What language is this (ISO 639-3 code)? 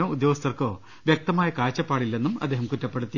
mal